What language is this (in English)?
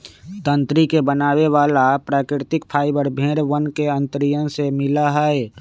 Magahi